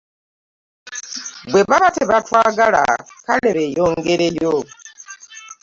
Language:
Ganda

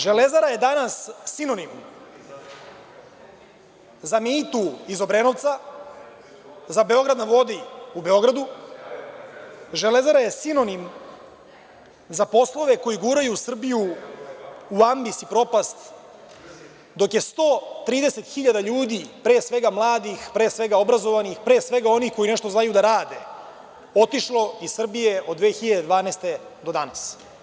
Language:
Serbian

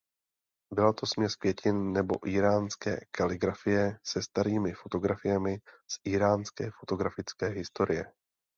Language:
Czech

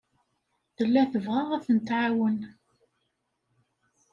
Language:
Kabyle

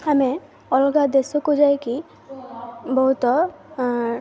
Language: Odia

